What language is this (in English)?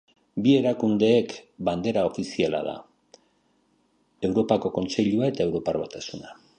Basque